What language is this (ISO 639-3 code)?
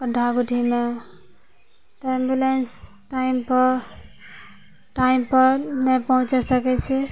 mai